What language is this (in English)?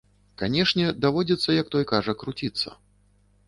Belarusian